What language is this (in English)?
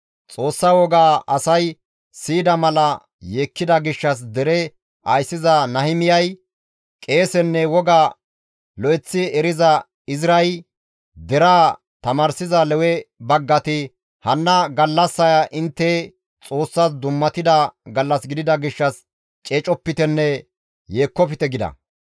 Gamo